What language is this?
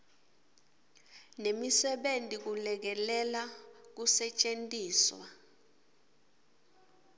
Swati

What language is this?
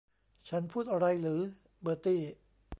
Thai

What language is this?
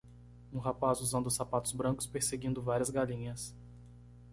Portuguese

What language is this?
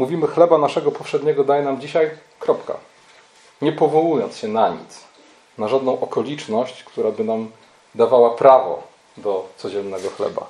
Polish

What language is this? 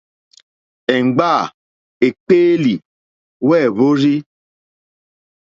Mokpwe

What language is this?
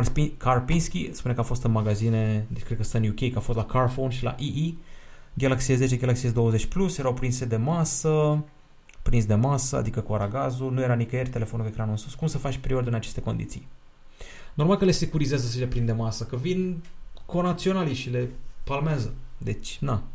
Romanian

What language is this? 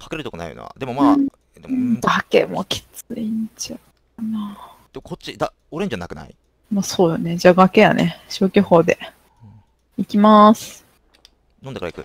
Japanese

